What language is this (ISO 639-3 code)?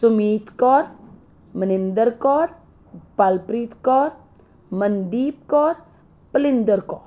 pan